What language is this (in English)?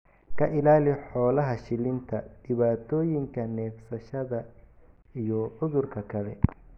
Somali